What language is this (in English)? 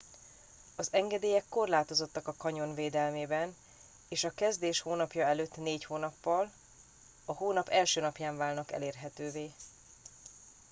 Hungarian